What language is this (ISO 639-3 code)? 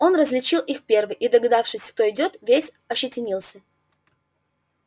rus